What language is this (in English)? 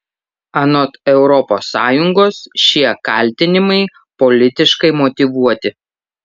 Lithuanian